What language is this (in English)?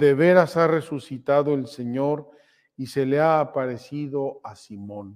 Spanish